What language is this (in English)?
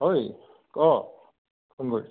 Assamese